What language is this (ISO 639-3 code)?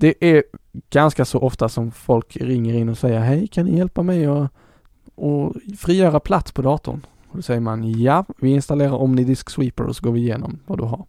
swe